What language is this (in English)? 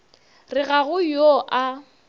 Northern Sotho